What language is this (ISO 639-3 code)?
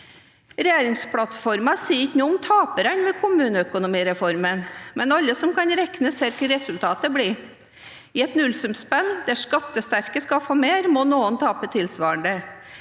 nor